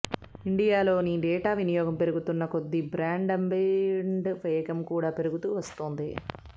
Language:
Telugu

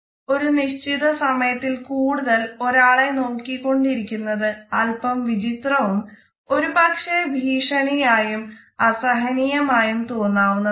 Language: Malayalam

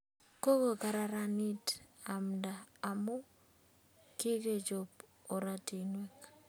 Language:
Kalenjin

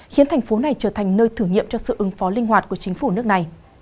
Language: Vietnamese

